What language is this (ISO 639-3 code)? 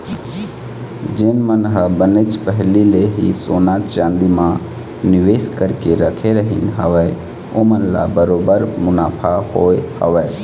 hne